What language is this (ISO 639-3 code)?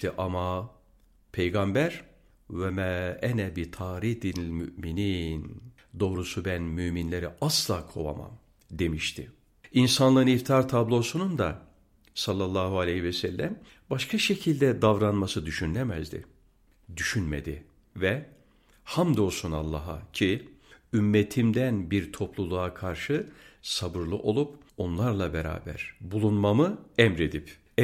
tur